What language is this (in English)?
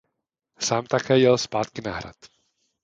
Czech